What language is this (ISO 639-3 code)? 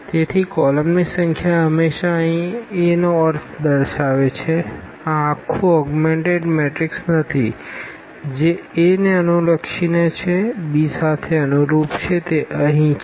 guj